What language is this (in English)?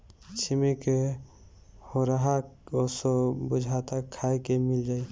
Bhojpuri